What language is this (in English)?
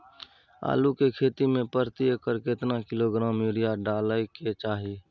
Maithili